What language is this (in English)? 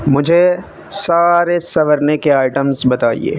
Urdu